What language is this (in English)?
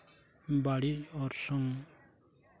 Santali